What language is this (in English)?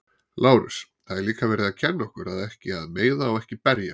Icelandic